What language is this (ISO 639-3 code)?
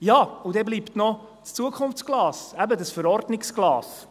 gsw